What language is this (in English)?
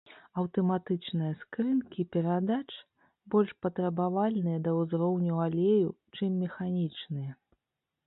Belarusian